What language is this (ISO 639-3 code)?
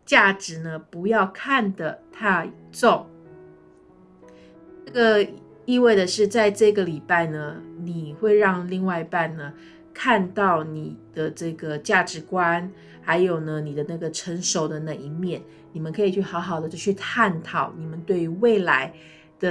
zho